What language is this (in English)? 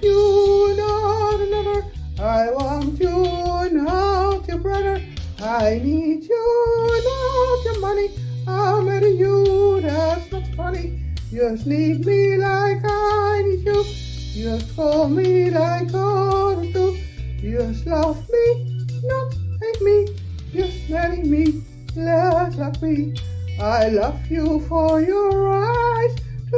English